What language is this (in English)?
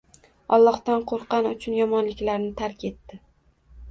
Uzbek